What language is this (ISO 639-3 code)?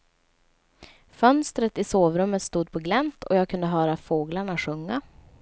swe